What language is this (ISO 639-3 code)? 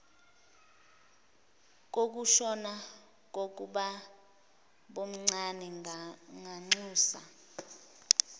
zul